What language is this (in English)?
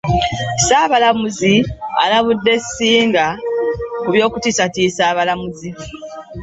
Ganda